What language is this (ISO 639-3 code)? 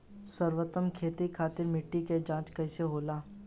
bho